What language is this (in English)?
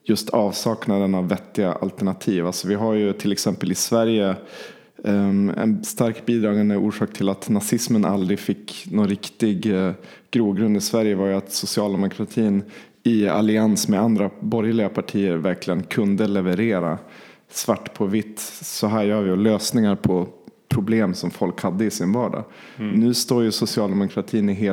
Swedish